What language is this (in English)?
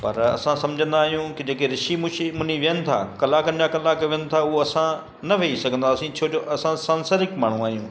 Sindhi